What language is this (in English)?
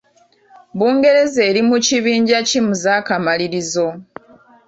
Ganda